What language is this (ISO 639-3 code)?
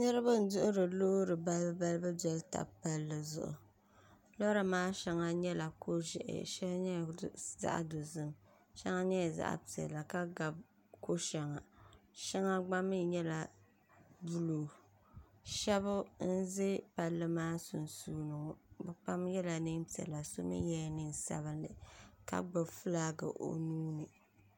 dag